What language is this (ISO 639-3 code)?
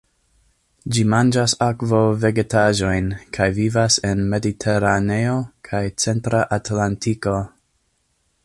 epo